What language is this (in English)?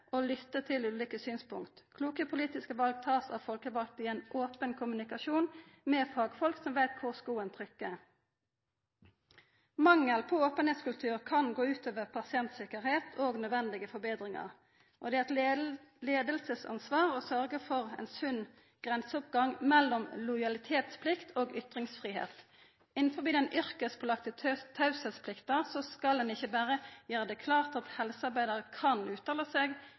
Norwegian Nynorsk